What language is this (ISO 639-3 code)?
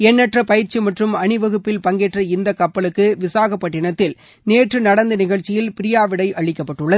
tam